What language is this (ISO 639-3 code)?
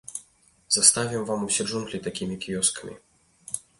bel